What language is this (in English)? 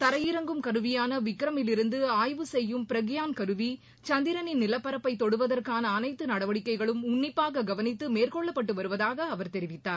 Tamil